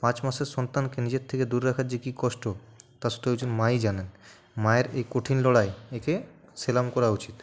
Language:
Bangla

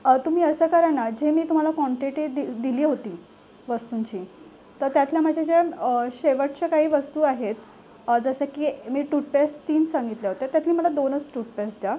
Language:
Marathi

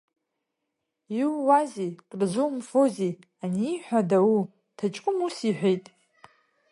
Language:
Abkhazian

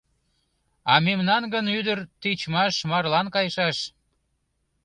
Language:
Mari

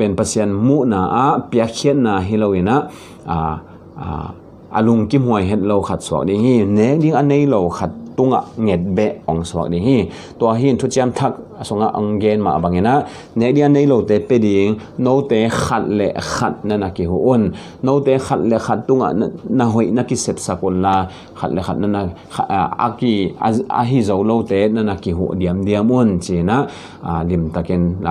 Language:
Thai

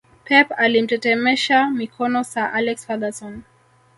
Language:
Swahili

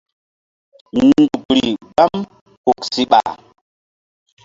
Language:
Mbum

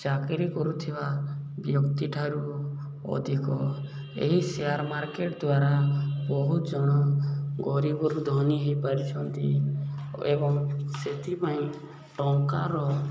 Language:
Odia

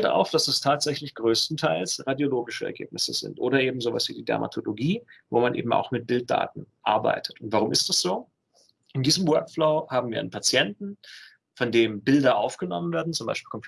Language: German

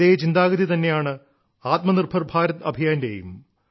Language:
Malayalam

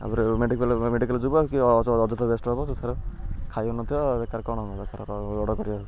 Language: Odia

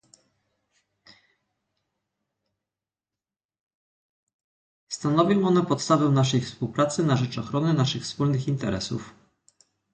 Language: Polish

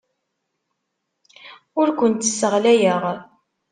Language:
Kabyle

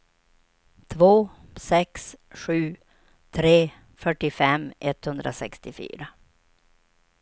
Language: Swedish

